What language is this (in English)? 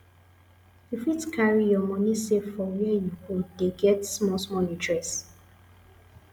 Nigerian Pidgin